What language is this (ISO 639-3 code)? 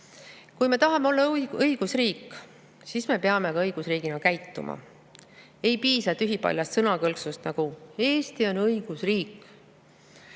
est